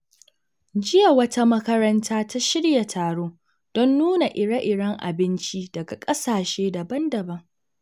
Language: Hausa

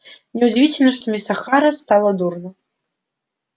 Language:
Russian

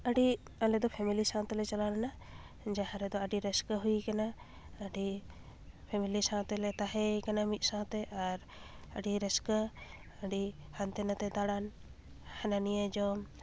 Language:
Santali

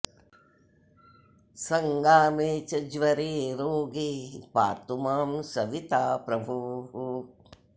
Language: Sanskrit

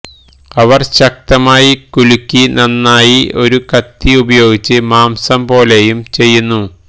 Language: Malayalam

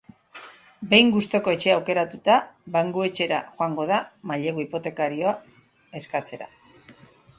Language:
Basque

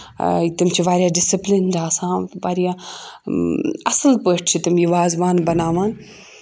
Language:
Kashmiri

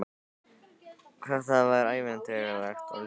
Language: Icelandic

